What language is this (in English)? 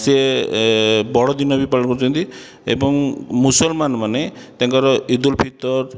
Odia